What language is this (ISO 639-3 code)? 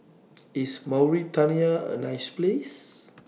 eng